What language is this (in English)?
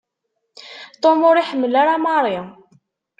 Kabyle